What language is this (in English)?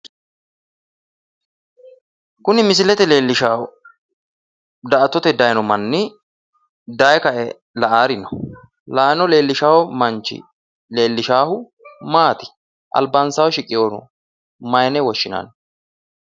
Sidamo